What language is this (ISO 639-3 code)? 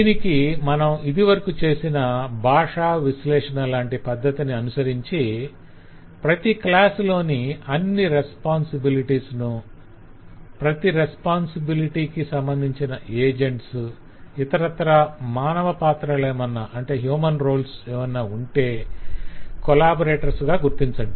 tel